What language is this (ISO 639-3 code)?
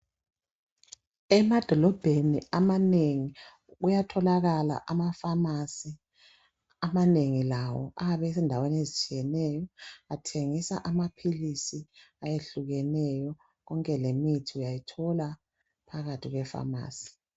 nde